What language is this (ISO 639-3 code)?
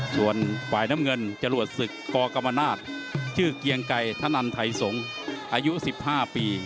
tha